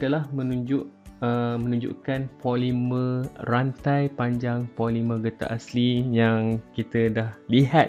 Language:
Malay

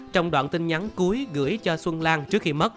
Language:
Vietnamese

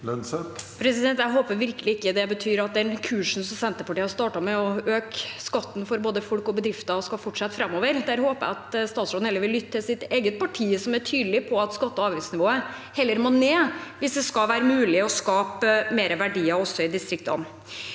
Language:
Norwegian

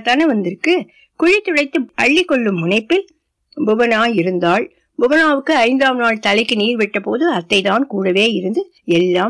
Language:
Tamil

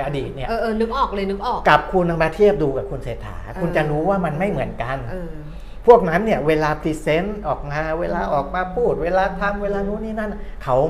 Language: Thai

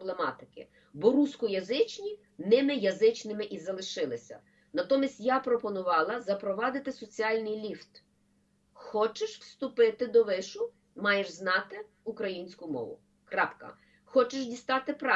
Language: Ukrainian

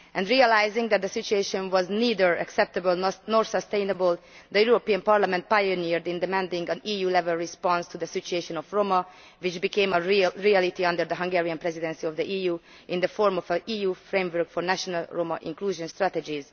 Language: English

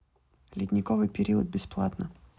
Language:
Russian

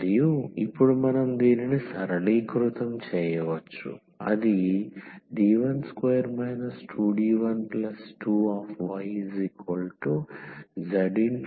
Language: Telugu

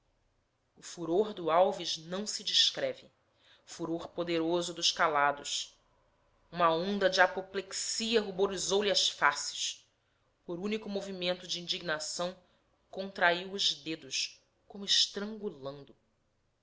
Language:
Portuguese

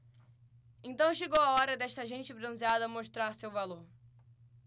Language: Portuguese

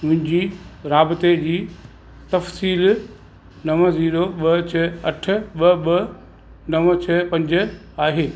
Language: Sindhi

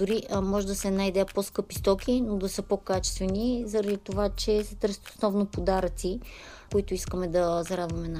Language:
Bulgarian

